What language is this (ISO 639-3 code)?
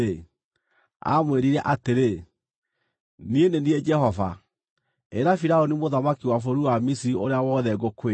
kik